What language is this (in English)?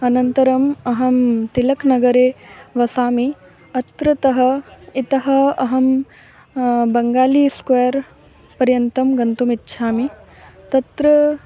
Sanskrit